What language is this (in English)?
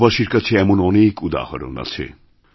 Bangla